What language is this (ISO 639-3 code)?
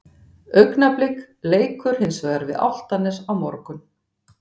isl